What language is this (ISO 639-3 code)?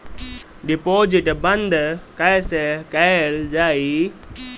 bho